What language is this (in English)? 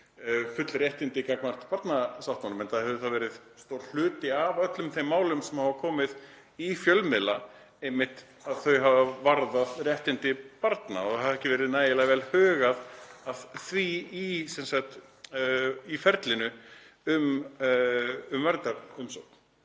Icelandic